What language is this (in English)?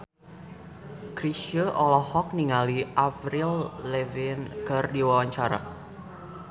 Sundanese